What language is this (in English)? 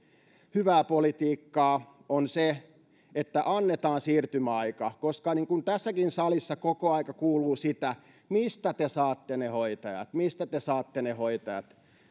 Finnish